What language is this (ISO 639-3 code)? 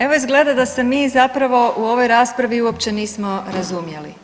hrv